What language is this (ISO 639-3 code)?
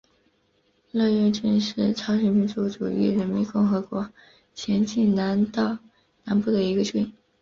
zho